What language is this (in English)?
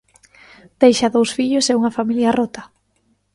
Galician